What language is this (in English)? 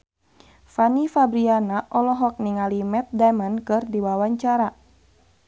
Sundanese